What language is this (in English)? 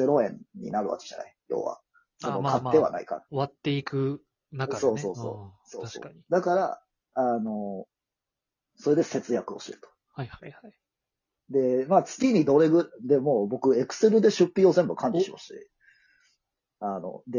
Japanese